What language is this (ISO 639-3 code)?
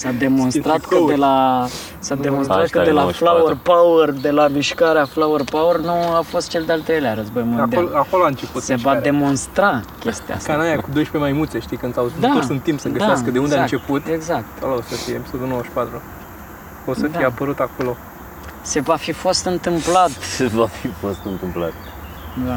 ron